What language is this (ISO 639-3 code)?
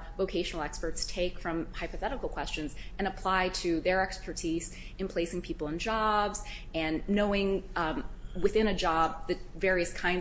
eng